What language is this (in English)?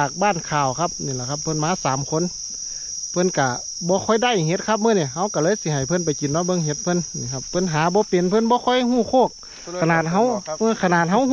Thai